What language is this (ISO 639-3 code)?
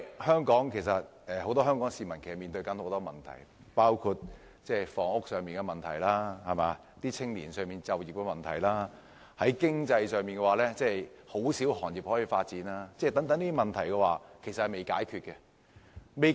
yue